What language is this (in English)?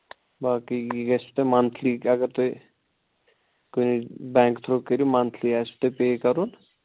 Kashmiri